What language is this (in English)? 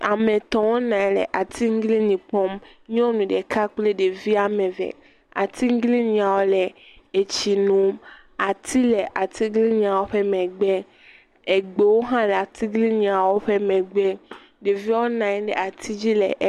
Ewe